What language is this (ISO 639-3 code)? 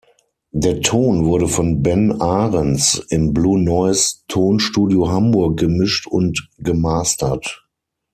deu